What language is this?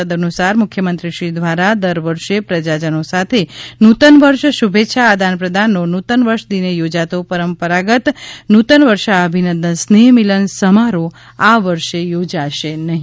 Gujarati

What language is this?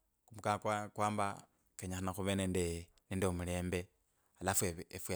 Kabras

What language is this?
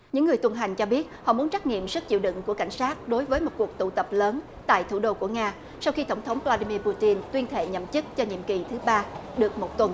Vietnamese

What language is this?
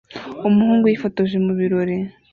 Kinyarwanda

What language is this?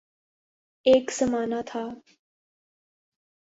Urdu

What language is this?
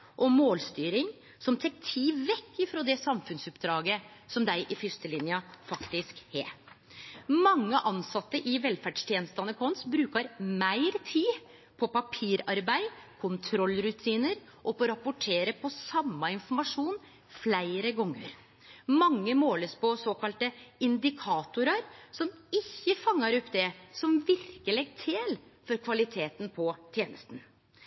Norwegian Nynorsk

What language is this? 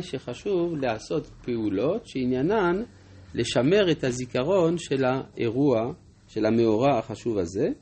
Hebrew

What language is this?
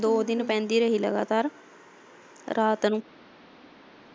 Punjabi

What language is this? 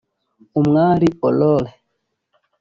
Kinyarwanda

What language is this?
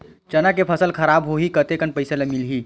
Chhattisgarhi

